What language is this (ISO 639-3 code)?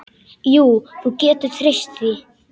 isl